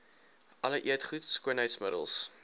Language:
Afrikaans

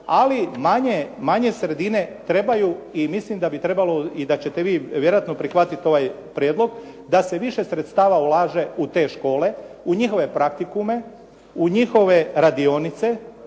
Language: Croatian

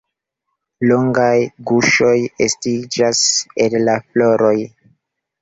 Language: Esperanto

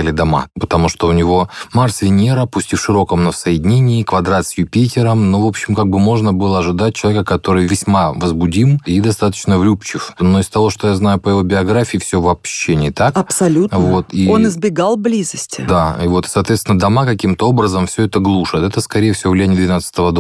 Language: Russian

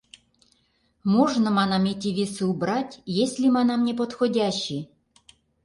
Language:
Mari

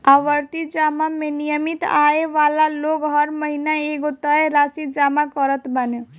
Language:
Bhojpuri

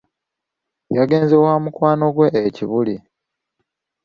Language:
Ganda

